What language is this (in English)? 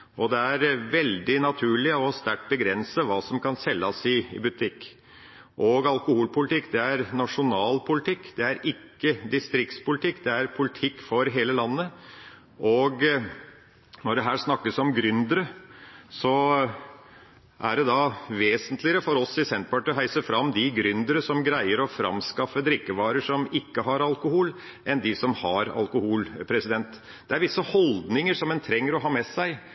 Norwegian Bokmål